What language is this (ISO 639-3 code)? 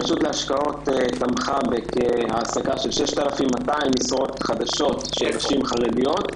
heb